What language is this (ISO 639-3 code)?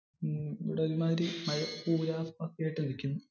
mal